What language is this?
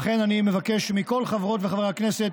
Hebrew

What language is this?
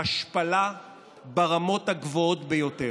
Hebrew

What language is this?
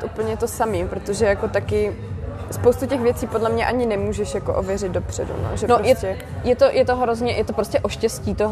Czech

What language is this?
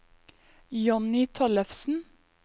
Norwegian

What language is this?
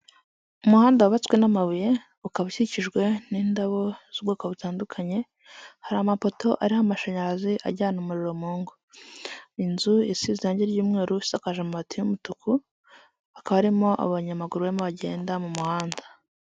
Kinyarwanda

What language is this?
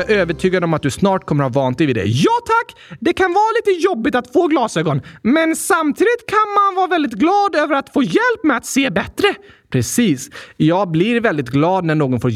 Swedish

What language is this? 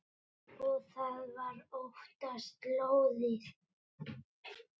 Icelandic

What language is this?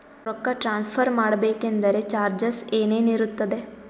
Kannada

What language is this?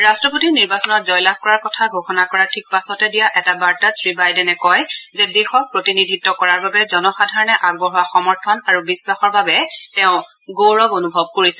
Assamese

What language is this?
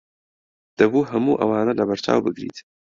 Central Kurdish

